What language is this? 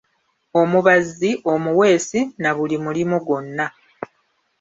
Ganda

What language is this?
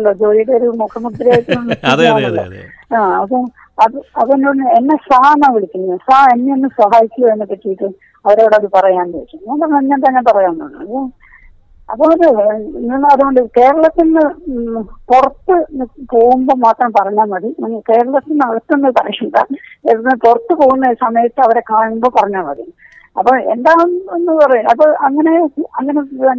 Malayalam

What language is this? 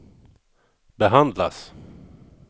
Swedish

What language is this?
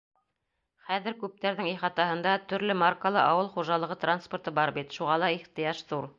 Bashkir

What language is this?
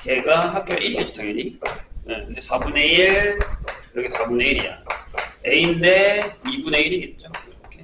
Korean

